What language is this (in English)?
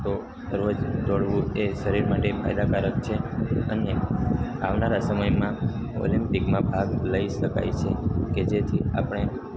Gujarati